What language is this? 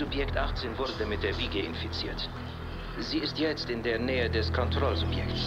German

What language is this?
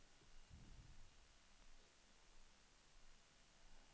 Swedish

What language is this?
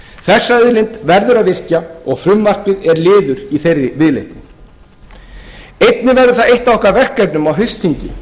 Icelandic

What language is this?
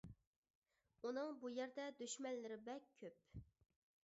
Uyghur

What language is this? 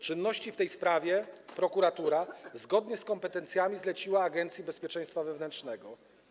Polish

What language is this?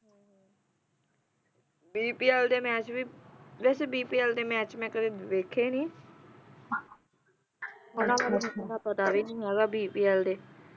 Punjabi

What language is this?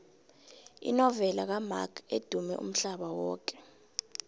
South Ndebele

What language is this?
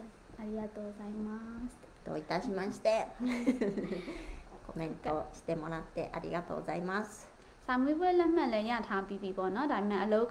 Japanese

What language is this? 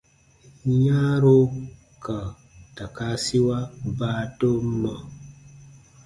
Baatonum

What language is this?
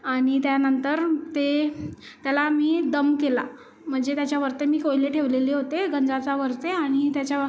Marathi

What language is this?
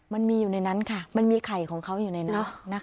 Thai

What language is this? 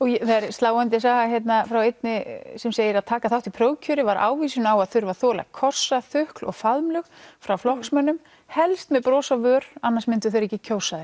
Icelandic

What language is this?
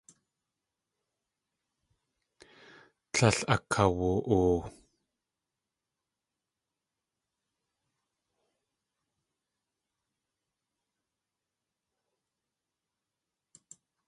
Tlingit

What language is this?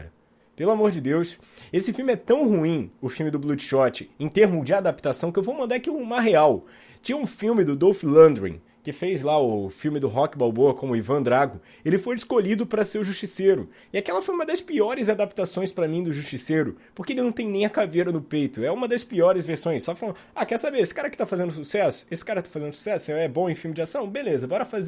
Portuguese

